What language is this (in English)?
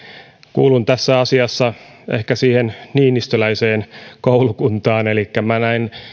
Finnish